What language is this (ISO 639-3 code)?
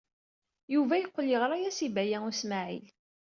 kab